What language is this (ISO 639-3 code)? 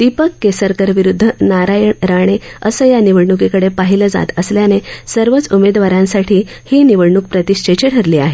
mar